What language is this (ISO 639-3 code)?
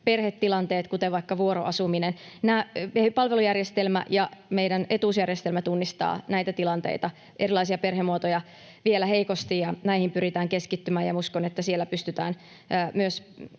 fin